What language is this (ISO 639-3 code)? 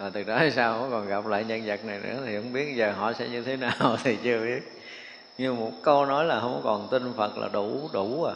vie